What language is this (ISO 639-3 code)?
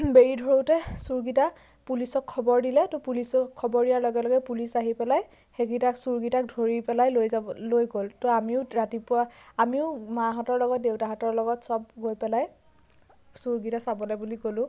asm